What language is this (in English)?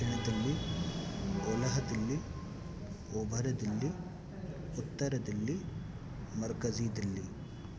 Sindhi